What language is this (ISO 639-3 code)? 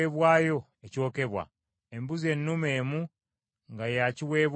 lug